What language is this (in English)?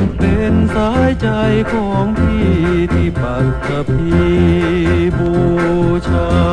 Thai